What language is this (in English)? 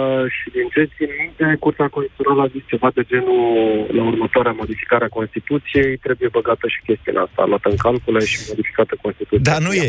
Romanian